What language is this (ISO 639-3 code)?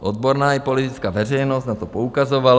ces